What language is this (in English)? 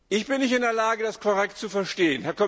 German